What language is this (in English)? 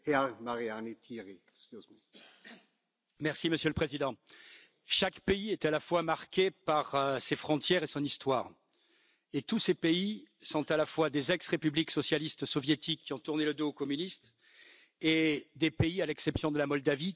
French